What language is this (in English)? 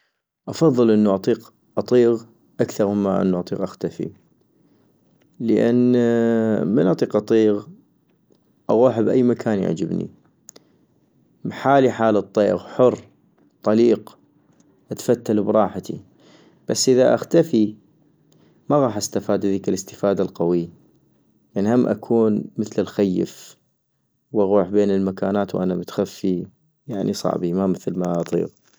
North Mesopotamian Arabic